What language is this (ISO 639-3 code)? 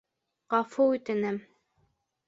bak